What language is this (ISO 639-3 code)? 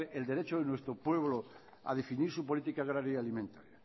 spa